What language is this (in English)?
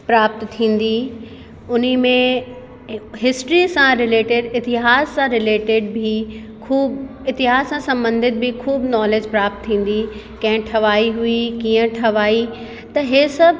Sindhi